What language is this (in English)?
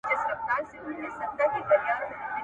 Pashto